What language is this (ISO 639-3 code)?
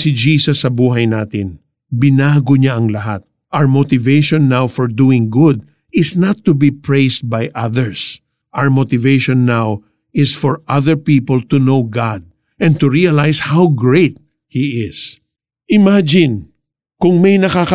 fil